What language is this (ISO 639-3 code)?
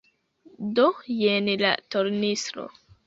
epo